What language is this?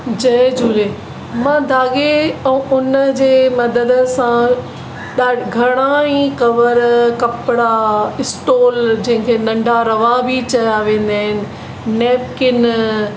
Sindhi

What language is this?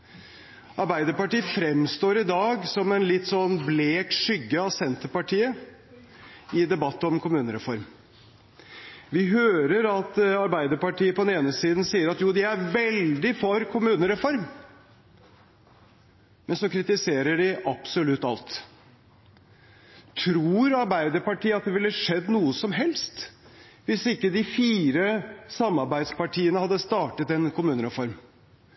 Norwegian Bokmål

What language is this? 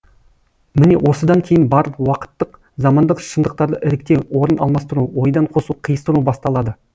Kazakh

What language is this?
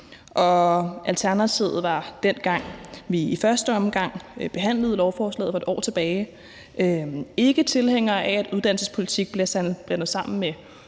Danish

